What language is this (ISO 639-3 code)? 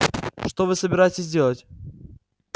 rus